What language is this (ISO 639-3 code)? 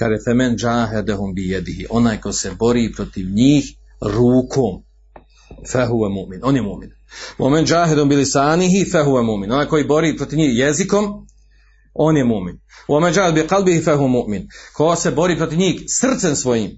hrv